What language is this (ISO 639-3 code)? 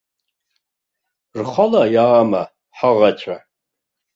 abk